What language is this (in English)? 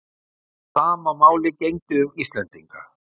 Icelandic